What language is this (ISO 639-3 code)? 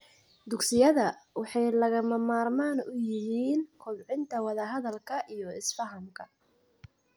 som